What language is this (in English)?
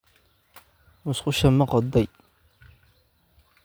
Somali